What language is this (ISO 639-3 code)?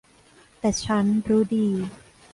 tha